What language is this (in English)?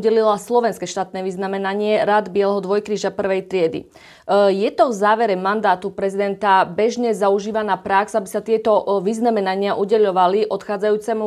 Slovak